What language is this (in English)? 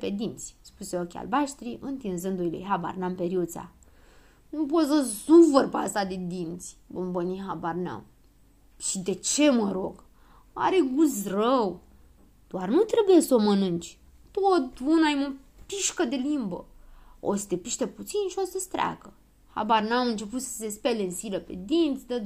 Romanian